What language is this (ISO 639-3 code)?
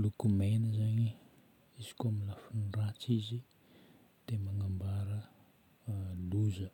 bmm